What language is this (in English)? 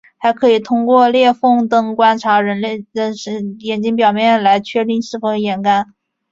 Chinese